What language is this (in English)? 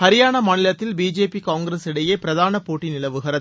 Tamil